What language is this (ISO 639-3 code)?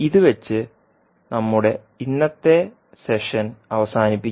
mal